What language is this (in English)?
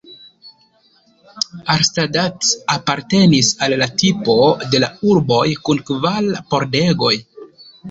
Esperanto